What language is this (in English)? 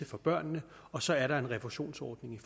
Danish